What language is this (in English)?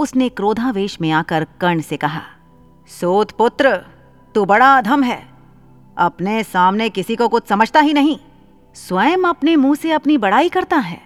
Hindi